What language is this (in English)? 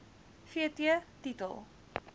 Afrikaans